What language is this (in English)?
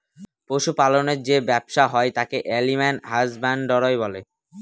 Bangla